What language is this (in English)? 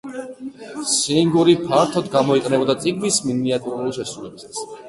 Georgian